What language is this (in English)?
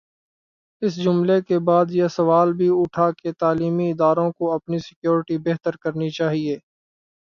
Urdu